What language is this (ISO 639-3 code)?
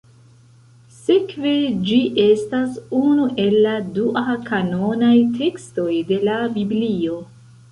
epo